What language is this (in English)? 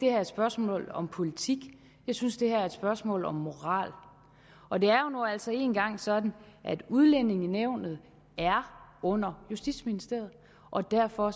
Danish